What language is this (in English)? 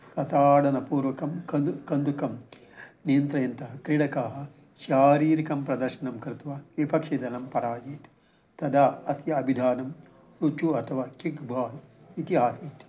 Sanskrit